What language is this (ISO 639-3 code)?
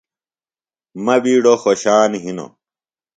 phl